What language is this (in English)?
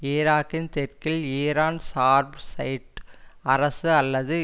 Tamil